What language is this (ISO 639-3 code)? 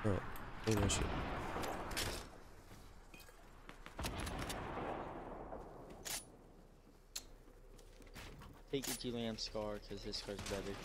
eng